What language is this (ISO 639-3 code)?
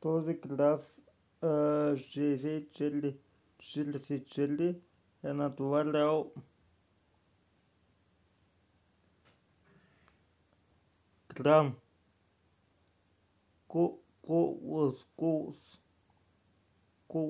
ron